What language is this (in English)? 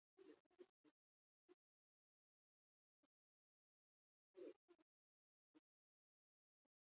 Basque